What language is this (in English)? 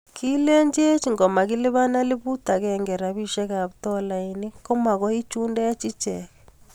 Kalenjin